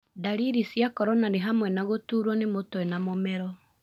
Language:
Kikuyu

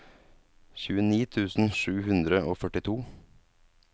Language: Norwegian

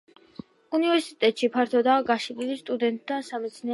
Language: Georgian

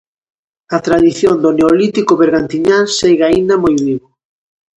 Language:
Galician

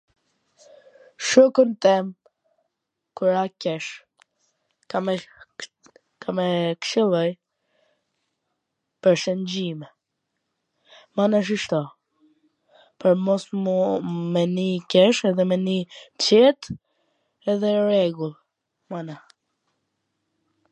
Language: Gheg Albanian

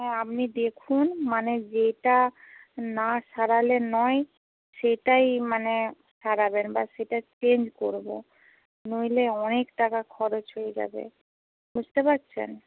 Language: Bangla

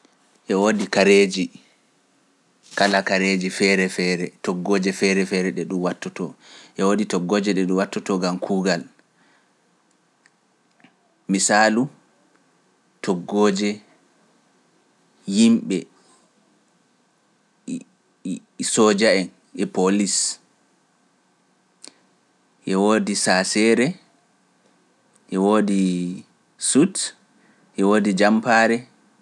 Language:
Pular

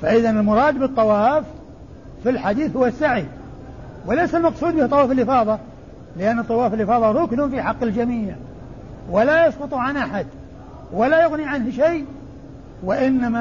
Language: Arabic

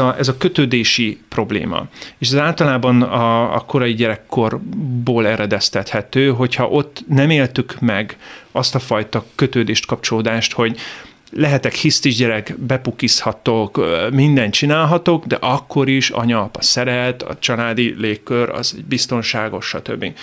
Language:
Hungarian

